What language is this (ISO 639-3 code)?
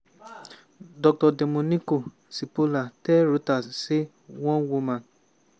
pcm